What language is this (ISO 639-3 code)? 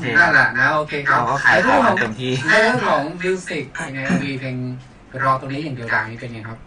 tha